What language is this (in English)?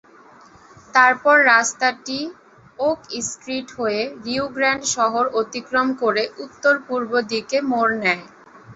Bangla